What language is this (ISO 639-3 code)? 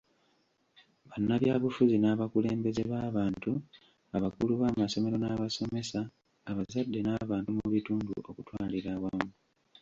lug